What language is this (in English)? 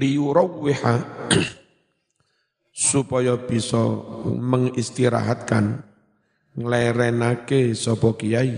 Indonesian